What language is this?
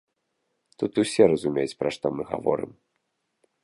Belarusian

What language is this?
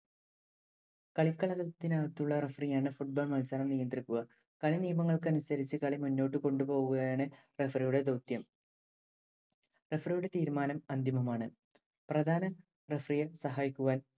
Malayalam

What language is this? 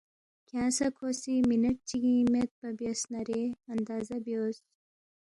Balti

